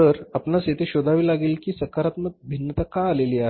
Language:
Marathi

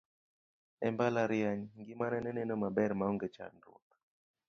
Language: Luo (Kenya and Tanzania)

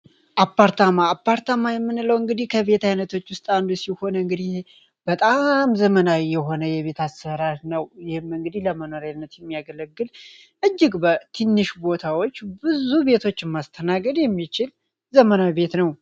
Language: Amharic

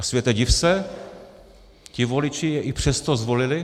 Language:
Czech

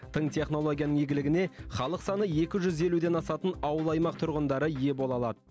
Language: Kazakh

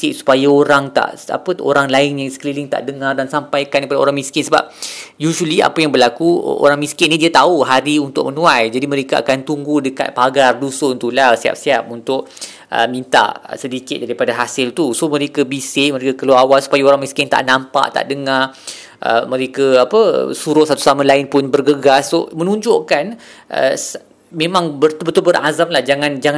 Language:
Malay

